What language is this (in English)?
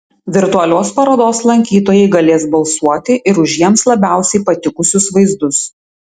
Lithuanian